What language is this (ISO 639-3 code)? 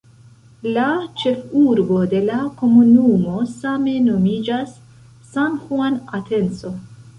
epo